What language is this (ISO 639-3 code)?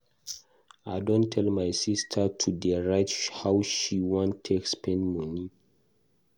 pcm